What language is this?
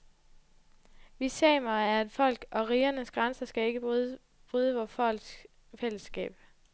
Danish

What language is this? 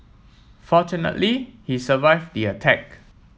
English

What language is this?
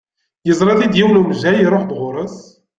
Kabyle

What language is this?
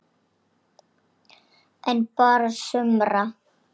Icelandic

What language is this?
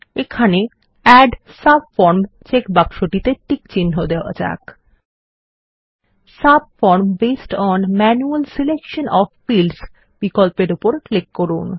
Bangla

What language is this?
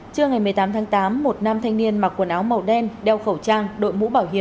Vietnamese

